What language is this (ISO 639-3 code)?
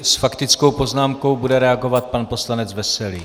ces